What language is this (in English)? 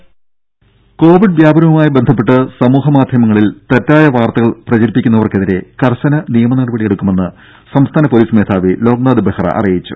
Malayalam